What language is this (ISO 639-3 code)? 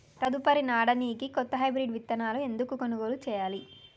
tel